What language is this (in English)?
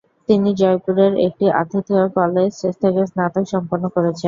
Bangla